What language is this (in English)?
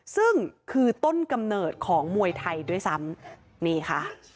Thai